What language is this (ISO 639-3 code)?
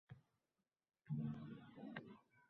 uzb